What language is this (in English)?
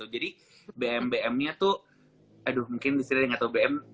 Indonesian